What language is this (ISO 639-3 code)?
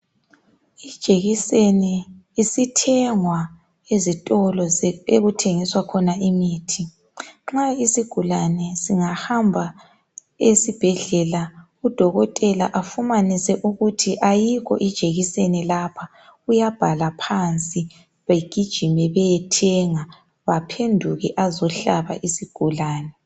nde